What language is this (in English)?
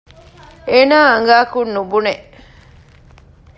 Divehi